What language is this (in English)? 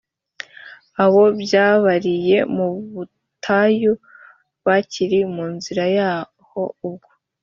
Kinyarwanda